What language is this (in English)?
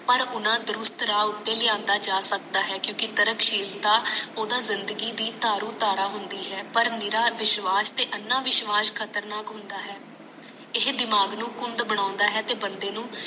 Punjabi